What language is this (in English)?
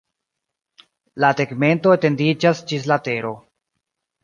Esperanto